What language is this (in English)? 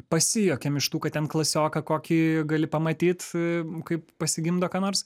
Lithuanian